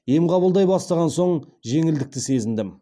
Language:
Kazakh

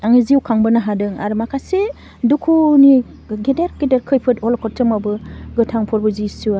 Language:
Bodo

